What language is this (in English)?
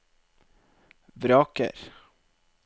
Norwegian